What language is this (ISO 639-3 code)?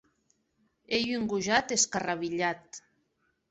oci